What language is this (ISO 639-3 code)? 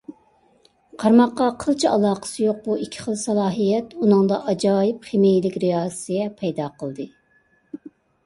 uig